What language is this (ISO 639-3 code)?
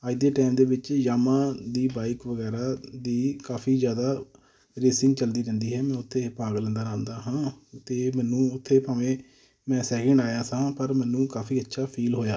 pan